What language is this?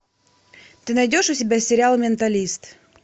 Russian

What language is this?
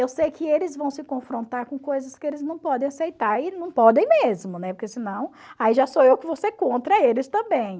Portuguese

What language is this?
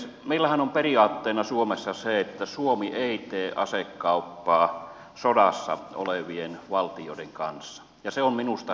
Finnish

